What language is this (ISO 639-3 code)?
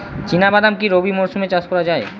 ben